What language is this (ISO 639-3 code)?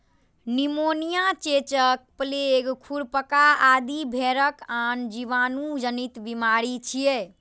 mai